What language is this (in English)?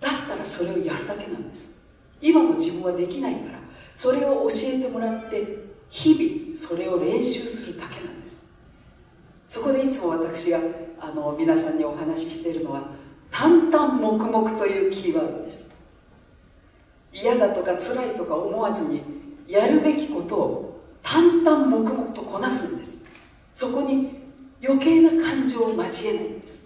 Japanese